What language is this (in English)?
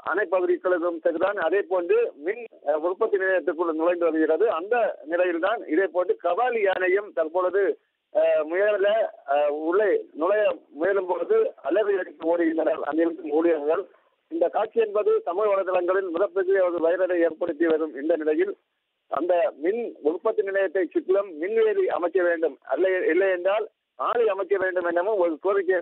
Arabic